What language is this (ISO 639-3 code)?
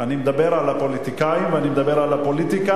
heb